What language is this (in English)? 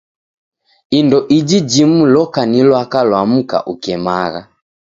Taita